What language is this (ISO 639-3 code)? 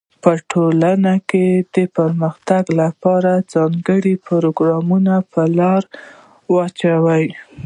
pus